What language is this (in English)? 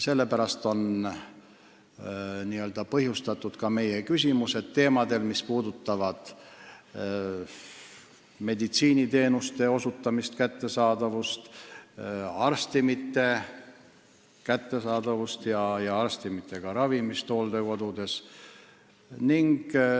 Estonian